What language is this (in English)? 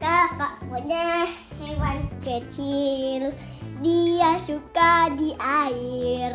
Indonesian